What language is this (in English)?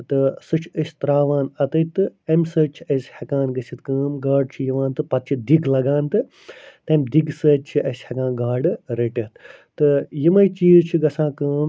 Kashmiri